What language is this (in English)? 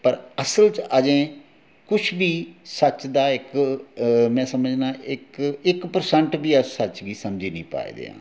Dogri